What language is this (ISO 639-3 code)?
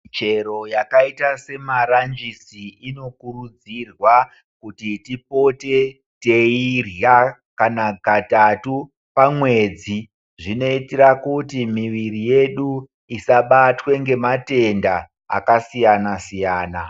ndc